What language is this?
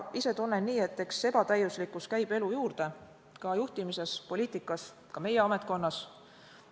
Estonian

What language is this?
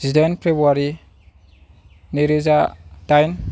Bodo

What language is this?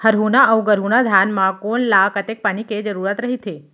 Chhattisgarhi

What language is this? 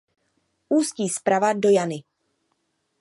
Czech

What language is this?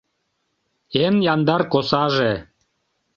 Mari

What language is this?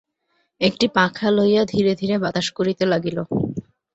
Bangla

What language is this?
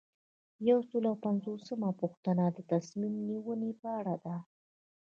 Pashto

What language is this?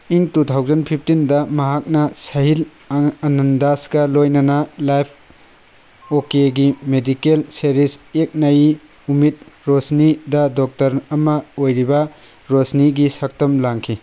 Manipuri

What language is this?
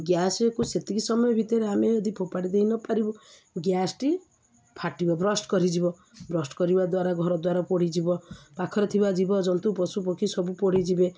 Odia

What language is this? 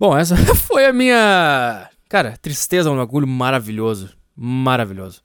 Portuguese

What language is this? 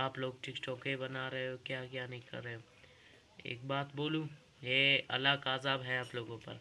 Urdu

